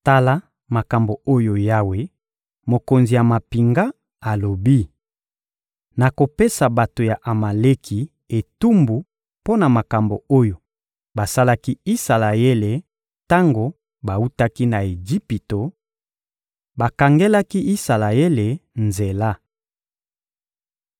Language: Lingala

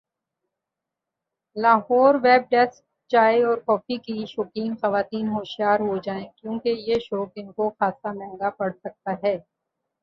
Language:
Urdu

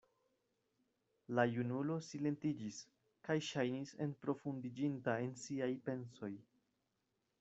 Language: Esperanto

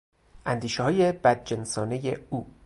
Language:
Persian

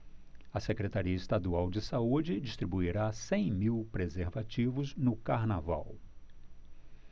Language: Portuguese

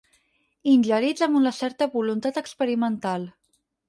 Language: Catalan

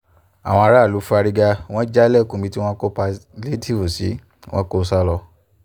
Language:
Yoruba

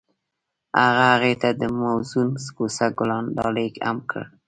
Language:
Pashto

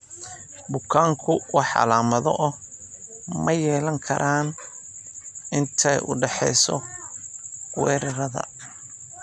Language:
Somali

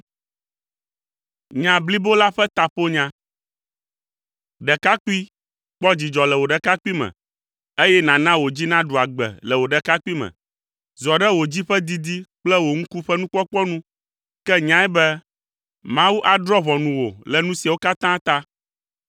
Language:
Ewe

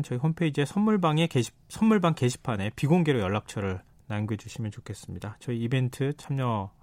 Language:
Korean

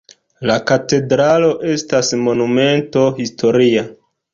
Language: Esperanto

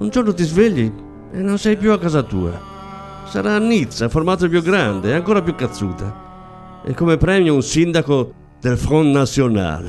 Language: Italian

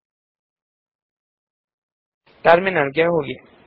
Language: Kannada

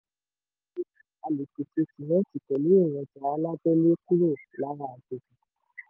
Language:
Yoruba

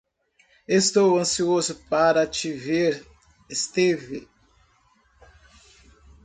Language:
Portuguese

